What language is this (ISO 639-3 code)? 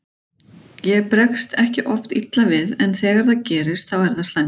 isl